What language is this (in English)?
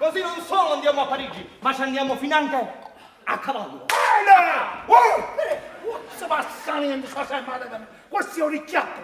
Italian